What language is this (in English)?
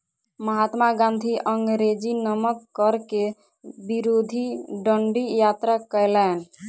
Maithili